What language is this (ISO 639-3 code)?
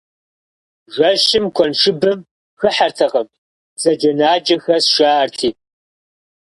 kbd